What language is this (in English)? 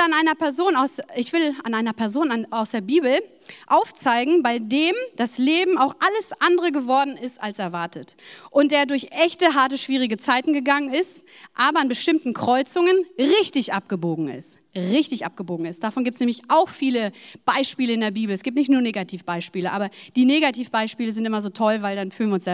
German